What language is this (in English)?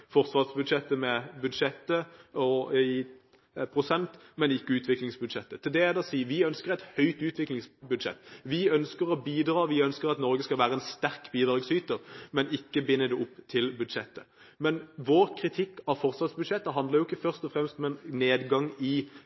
Norwegian Bokmål